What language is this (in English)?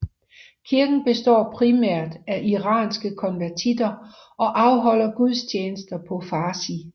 Danish